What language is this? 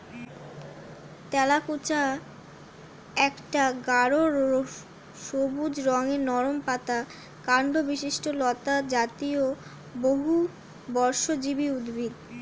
Bangla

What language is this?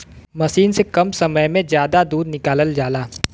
Bhojpuri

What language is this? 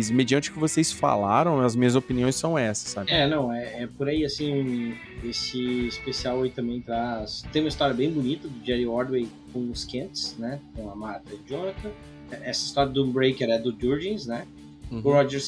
Portuguese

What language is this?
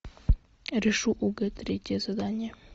Russian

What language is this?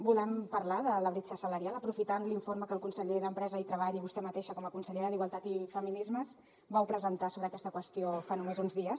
Catalan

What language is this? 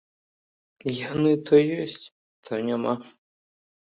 Belarusian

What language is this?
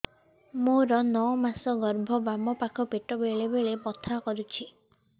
Odia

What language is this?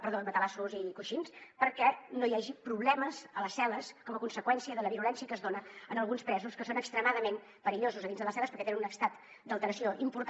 Catalan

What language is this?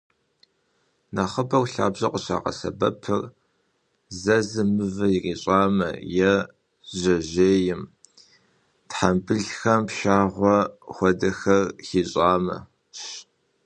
Kabardian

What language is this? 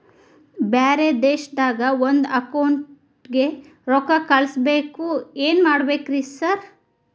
Kannada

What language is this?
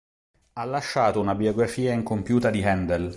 Italian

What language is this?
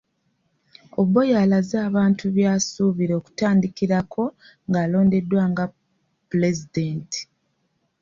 Ganda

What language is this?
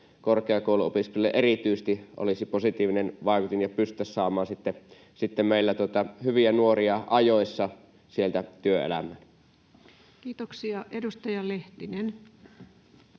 Finnish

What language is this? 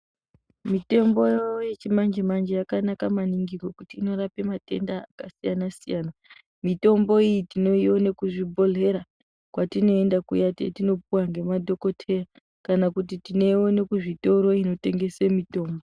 Ndau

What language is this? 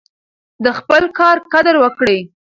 Pashto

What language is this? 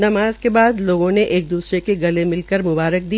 Hindi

